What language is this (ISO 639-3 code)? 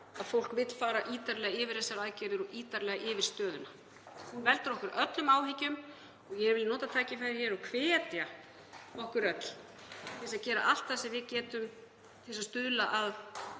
isl